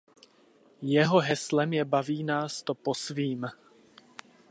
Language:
Czech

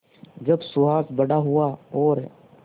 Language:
Hindi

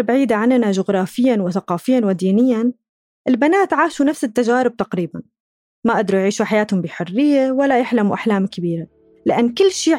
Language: Arabic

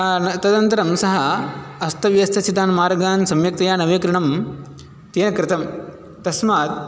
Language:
Sanskrit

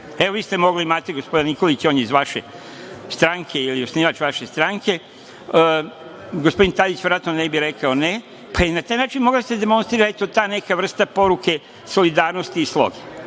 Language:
Serbian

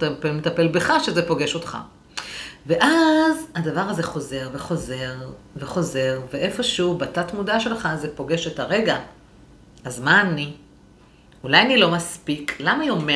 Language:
Hebrew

